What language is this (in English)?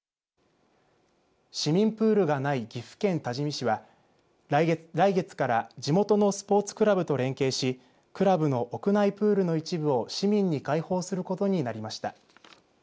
Japanese